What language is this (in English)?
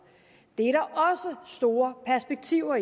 Danish